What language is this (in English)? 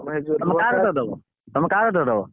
Odia